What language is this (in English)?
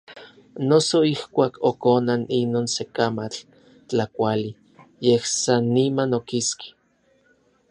Orizaba Nahuatl